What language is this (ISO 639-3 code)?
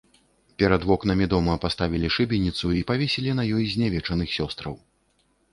bel